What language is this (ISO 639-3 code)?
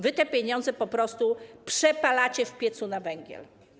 pol